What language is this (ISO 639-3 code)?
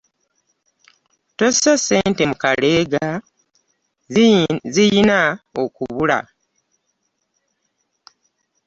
lug